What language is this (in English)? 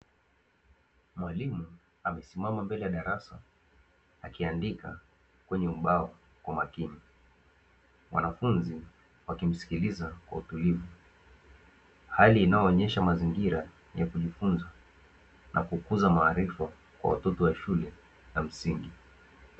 Swahili